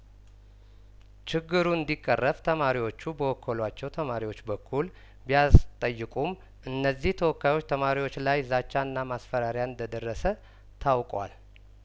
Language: Amharic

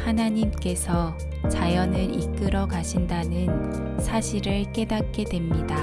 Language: Korean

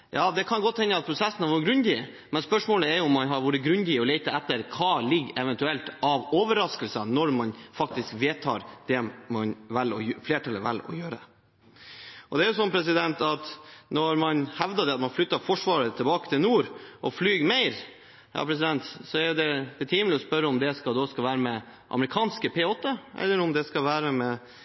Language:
Norwegian Bokmål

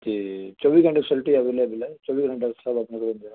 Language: Punjabi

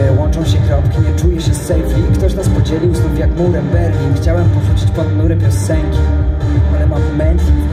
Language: Polish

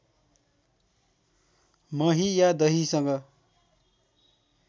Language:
Nepali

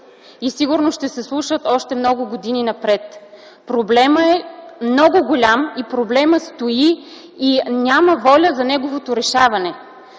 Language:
Bulgarian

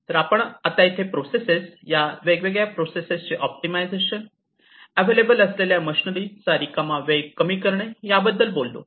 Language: Marathi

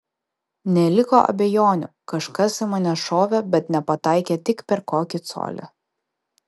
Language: Lithuanian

